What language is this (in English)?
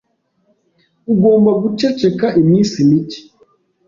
Kinyarwanda